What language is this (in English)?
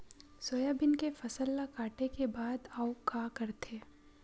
Chhattisgarhi